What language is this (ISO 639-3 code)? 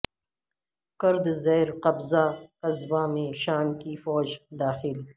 urd